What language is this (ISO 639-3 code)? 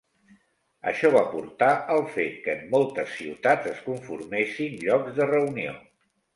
cat